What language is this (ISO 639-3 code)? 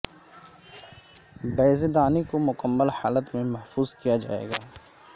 urd